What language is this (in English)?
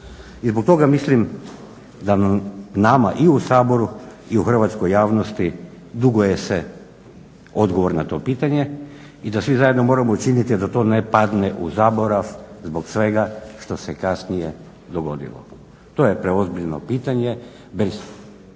Croatian